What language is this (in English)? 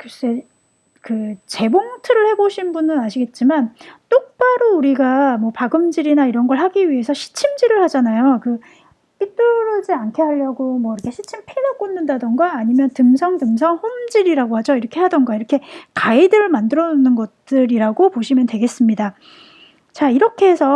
Korean